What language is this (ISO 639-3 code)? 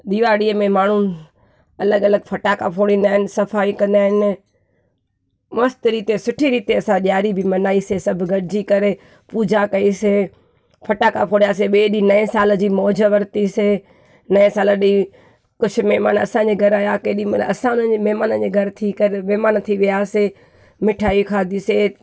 snd